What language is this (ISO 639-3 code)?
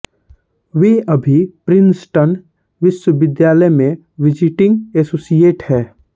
hin